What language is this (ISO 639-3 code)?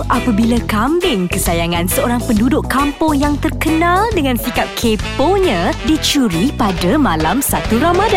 msa